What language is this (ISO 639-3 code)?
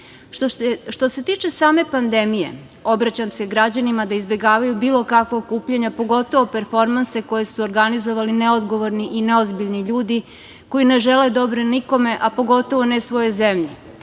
srp